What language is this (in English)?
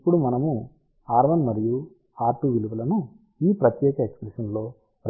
Telugu